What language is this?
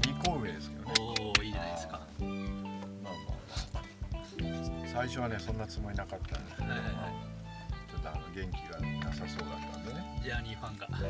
Japanese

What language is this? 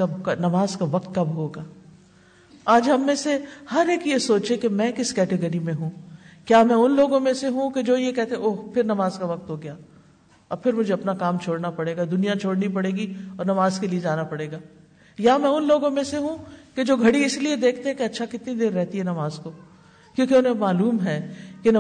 Urdu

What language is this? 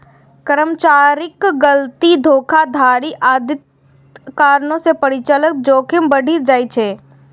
Maithili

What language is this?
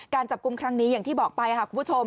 Thai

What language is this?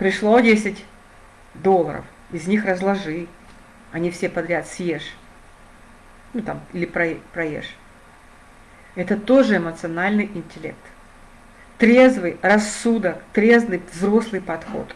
Russian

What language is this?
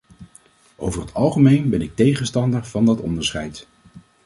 Dutch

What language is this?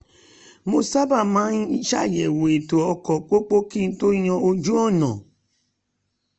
Yoruba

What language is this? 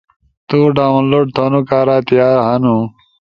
Ushojo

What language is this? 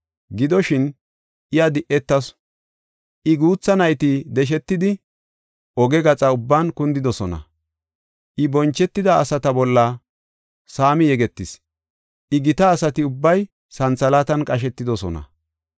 Gofa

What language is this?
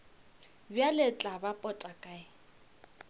Northern Sotho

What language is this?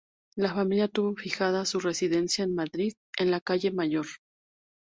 Spanish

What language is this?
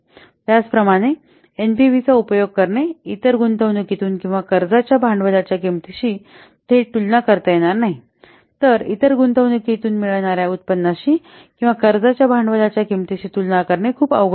Marathi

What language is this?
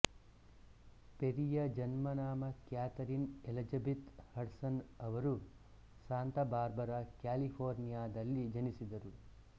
Kannada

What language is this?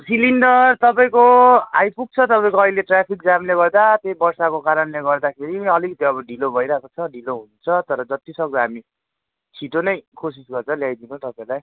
Nepali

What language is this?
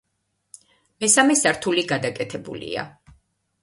Georgian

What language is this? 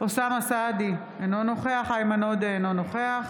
Hebrew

